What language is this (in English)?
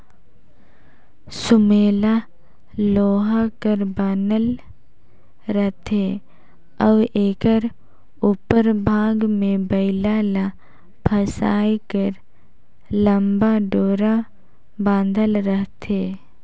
Chhattisgarhi